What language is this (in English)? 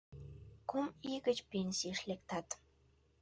Mari